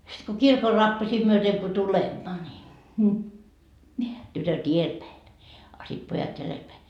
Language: Finnish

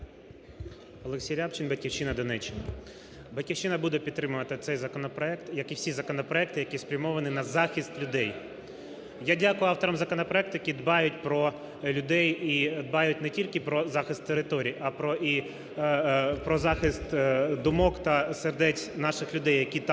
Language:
Ukrainian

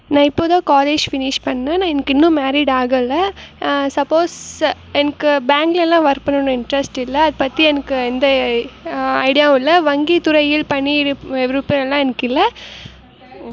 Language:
Tamil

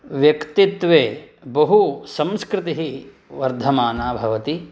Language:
Sanskrit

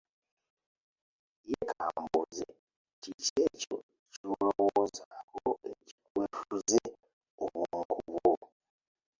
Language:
Ganda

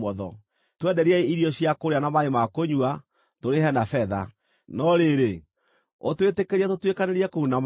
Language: Kikuyu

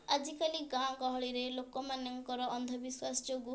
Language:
Odia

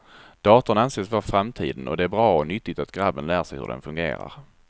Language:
Swedish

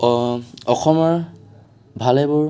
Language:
Assamese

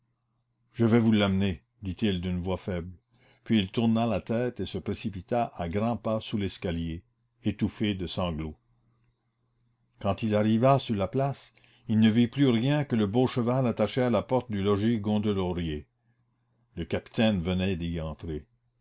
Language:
French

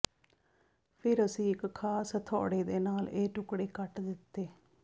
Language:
Punjabi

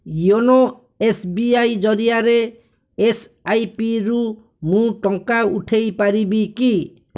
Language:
Odia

